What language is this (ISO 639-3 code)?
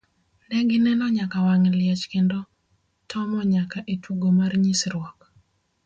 luo